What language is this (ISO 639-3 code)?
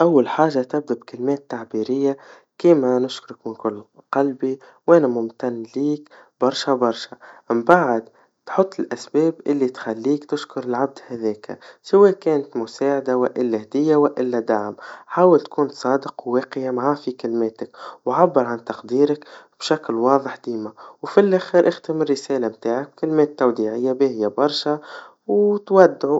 aeb